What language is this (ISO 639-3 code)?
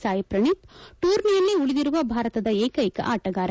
kan